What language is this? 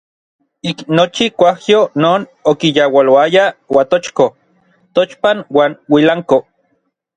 Orizaba Nahuatl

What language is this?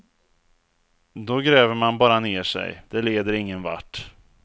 Swedish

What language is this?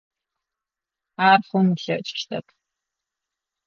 Adyghe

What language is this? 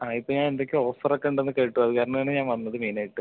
Malayalam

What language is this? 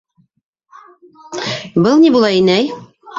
Bashkir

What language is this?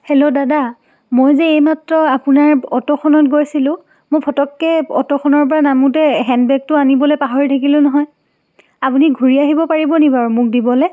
Assamese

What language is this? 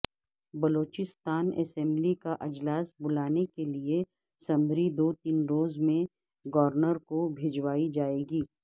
Urdu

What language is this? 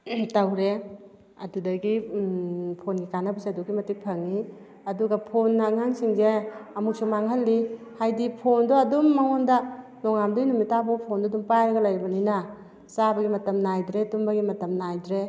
Manipuri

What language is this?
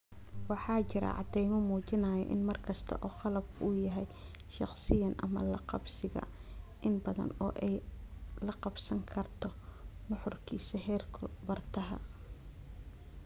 Somali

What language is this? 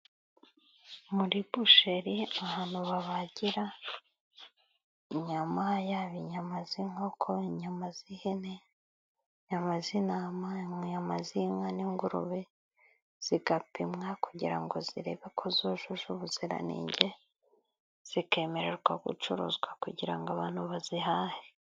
Kinyarwanda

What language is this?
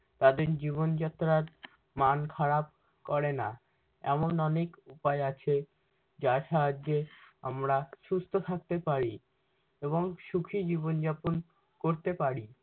Bangla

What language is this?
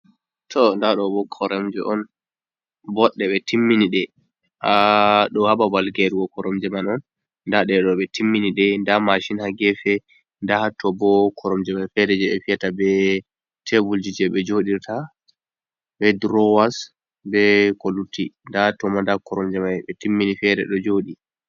Fula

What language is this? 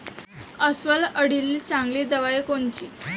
Marathi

